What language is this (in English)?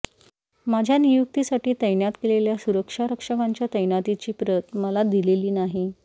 Marathi